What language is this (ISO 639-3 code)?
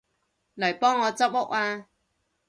yue